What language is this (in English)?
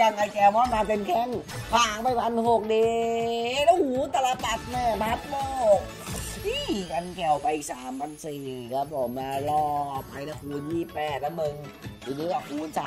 Thai